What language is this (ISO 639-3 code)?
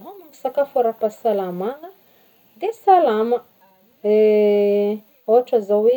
bmm